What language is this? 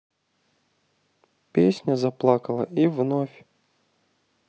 Russian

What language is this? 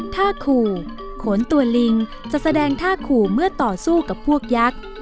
Thai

